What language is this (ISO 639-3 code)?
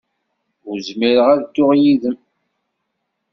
kab